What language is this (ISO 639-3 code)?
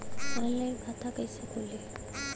bho